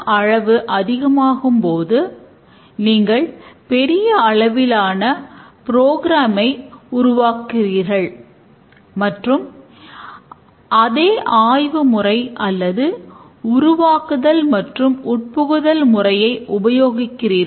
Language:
Tamil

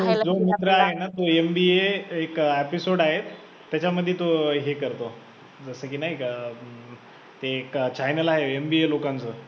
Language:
Marathi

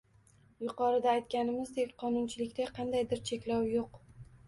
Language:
Uzbek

